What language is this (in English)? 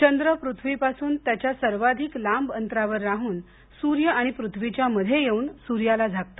Marathi